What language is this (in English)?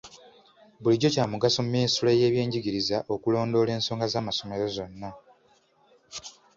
Ganda